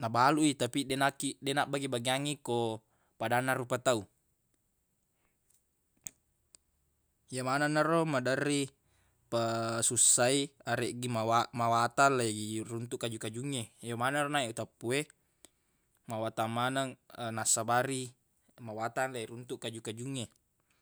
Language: Buginese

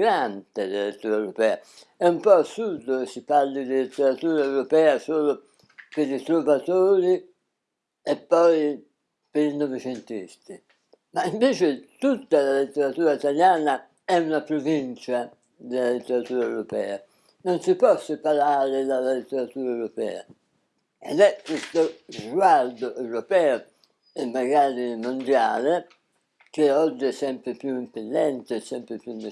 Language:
Italian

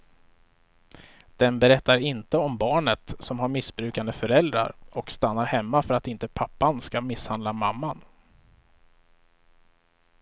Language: Swedish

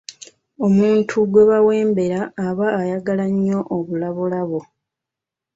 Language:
Ganda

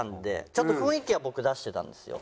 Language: Japanese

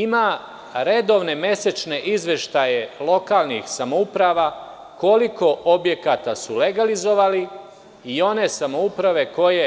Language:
Serbian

